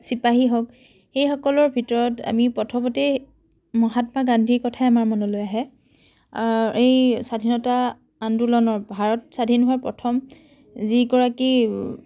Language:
Assamese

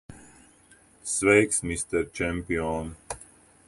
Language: Latvian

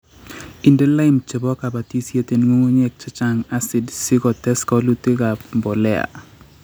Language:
Kalenjin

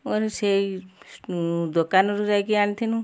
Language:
Odia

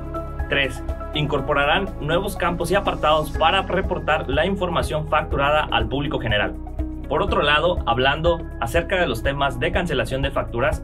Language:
Spanish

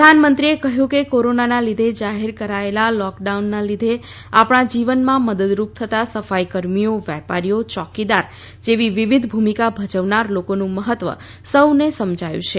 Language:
Gujarati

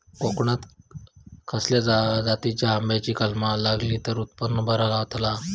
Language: Marathi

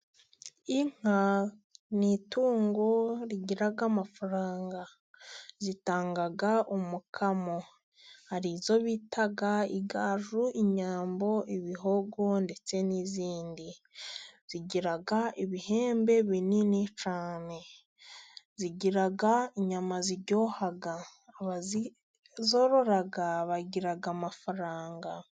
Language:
Kinyarwanda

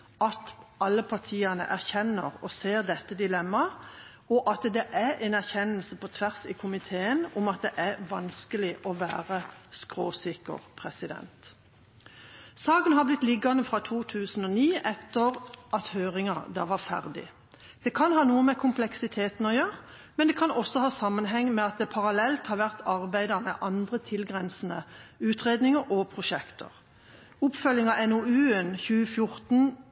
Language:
Norwegian Bokmål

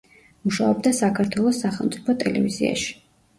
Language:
Georgian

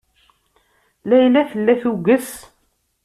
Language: Kabyle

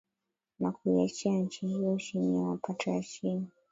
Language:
Swahili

